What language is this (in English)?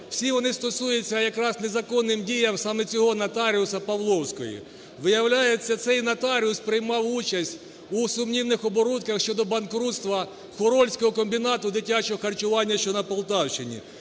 Ukrainian